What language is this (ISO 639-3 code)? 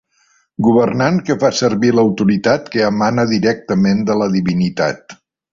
cat